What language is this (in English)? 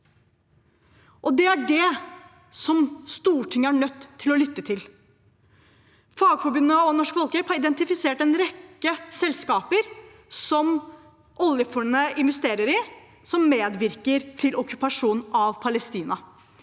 Norwegian